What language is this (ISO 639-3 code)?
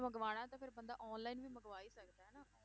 pan